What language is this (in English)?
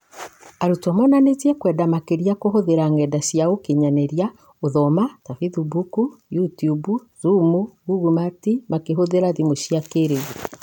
Kikuyu